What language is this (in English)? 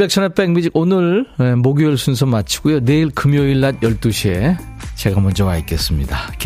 Korean